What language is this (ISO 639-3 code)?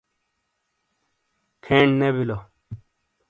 scl